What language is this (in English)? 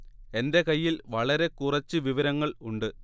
Malayalam